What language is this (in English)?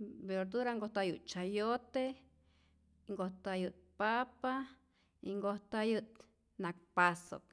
Rayón Zoque